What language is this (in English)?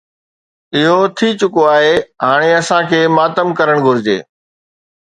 Sindhi